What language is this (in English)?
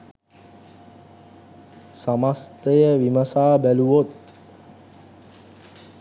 Sinhala